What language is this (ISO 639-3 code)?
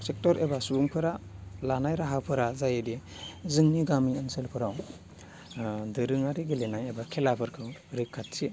brx